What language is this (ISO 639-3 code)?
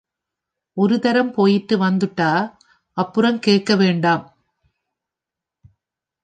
tam